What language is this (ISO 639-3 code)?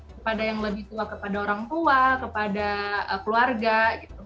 ind